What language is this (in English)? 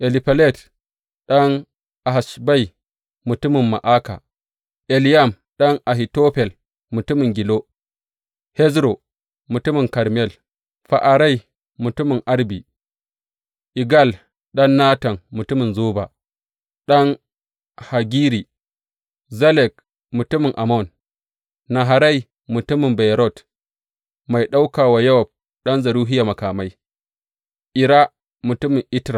Hausa